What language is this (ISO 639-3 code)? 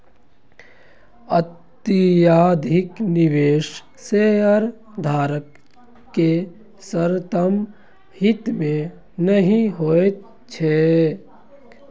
mai